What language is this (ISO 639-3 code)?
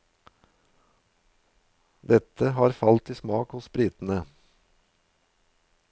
nor